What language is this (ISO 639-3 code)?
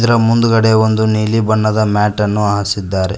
kan